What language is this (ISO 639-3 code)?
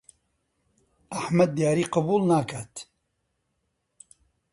ckb